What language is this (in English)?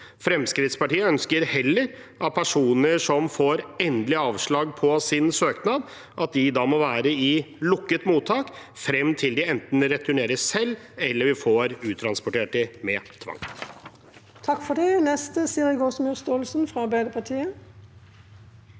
Norwegian